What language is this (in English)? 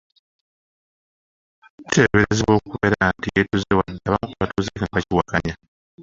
Ganda